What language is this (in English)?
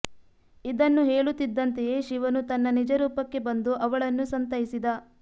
Kannada